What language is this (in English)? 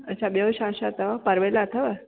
Sindhi